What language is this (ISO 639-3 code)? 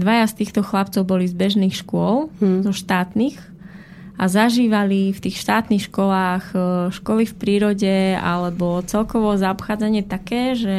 slk